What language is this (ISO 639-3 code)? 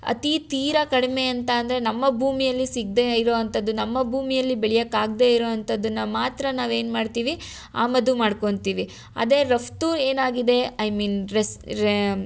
kan